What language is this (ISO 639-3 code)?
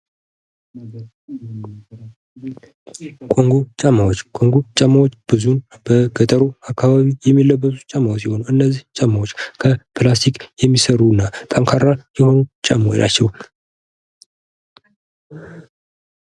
amh